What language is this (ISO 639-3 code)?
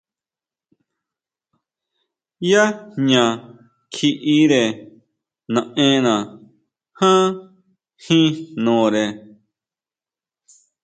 mau